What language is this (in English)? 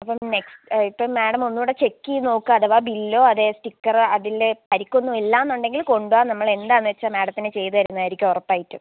Malayalam